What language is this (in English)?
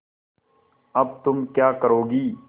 Hindi